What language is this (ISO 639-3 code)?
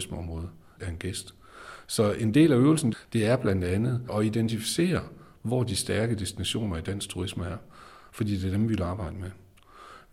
dan